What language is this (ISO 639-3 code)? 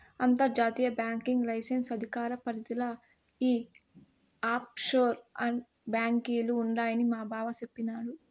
tel